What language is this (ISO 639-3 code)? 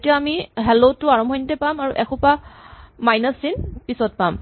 asm